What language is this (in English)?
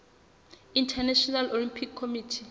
Southern Sotho